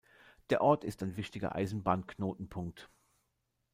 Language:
German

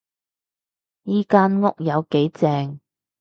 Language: Cantonese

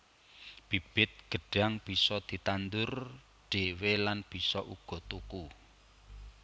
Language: Javanese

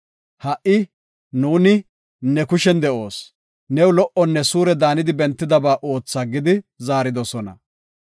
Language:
Gofa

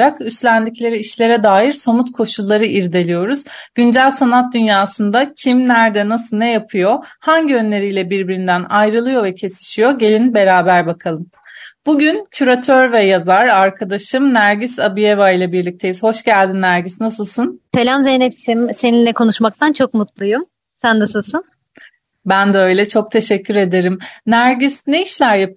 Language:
Turkish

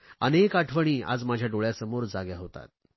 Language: Marathi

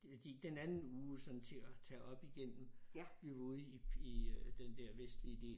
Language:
Danish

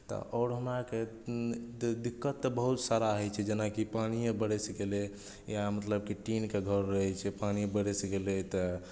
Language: Maithili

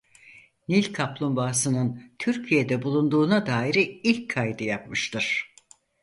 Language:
Turkish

